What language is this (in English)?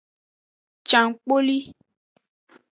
Aja (Benin)